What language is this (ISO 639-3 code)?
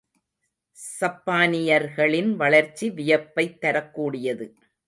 tam